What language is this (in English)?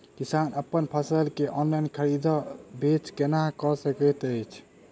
Maithili